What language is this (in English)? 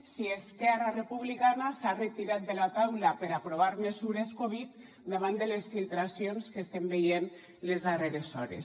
Catalan